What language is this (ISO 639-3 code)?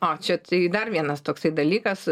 lit